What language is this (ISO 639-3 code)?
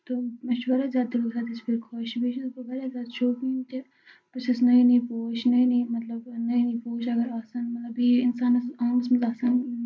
kas